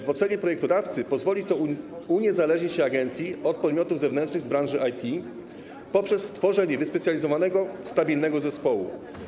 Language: Polish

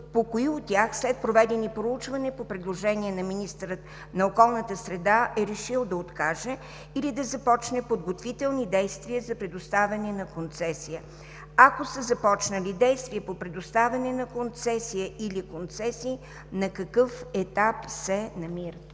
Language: Bulgarian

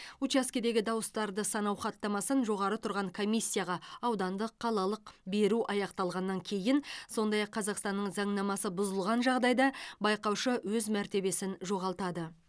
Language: Kazakh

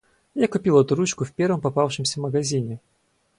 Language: Russian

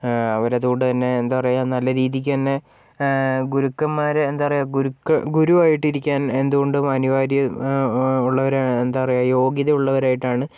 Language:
Malayalam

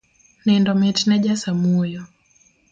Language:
Luo (Kenya and Tanzania)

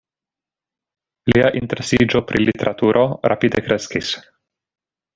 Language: Esperanto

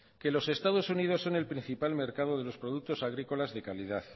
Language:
Spanish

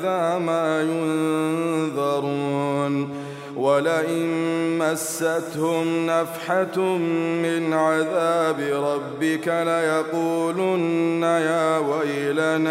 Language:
Arabic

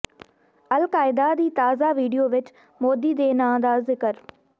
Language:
Punjabi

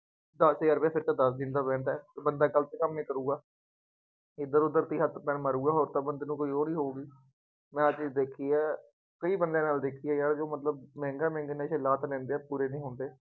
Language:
Punjabi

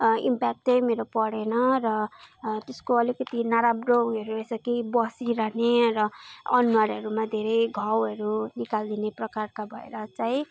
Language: Nepali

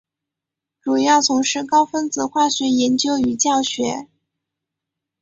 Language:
Chinese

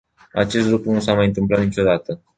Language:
Romanian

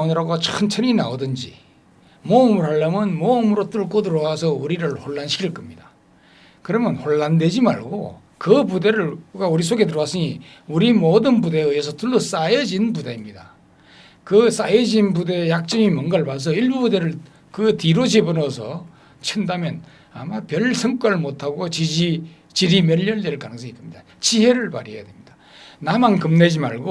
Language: Korean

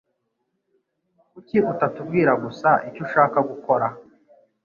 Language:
Kinyarwanda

